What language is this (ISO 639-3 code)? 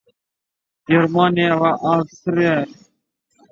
uzb